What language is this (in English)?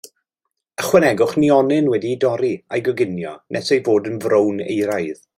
Welsh